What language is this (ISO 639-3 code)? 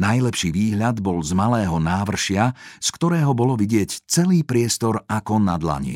slk